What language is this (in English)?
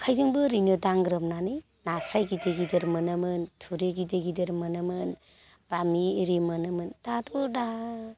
Bodo